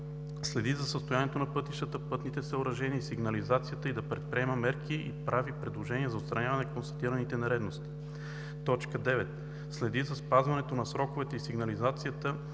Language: Bulgarian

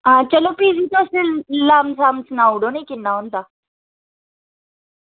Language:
Dogri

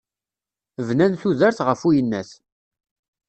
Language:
Kabyle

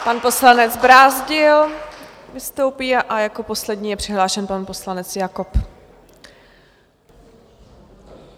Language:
Czech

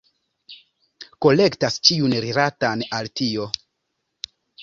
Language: Esperanto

